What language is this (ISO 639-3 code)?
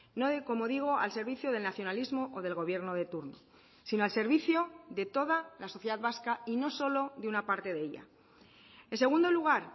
spa